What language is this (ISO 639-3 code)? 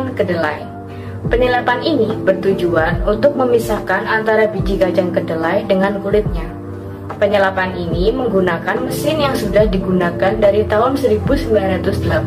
ind